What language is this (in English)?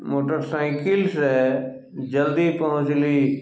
Maithili